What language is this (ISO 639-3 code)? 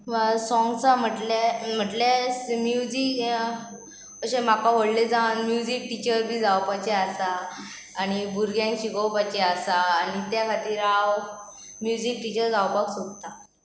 kok